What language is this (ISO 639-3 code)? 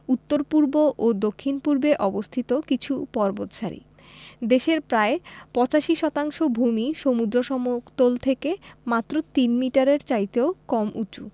ben